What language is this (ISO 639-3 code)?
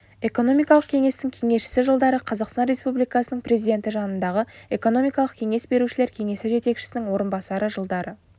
kaz